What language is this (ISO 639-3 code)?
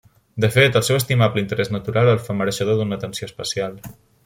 cat